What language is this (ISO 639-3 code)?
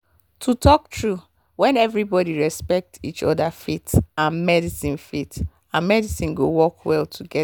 pcm